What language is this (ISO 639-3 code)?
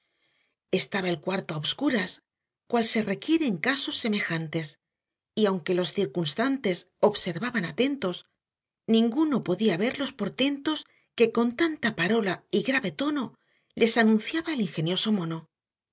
spa